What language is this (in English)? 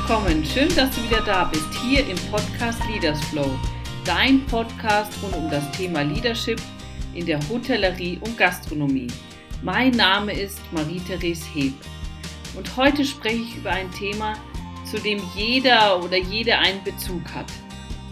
German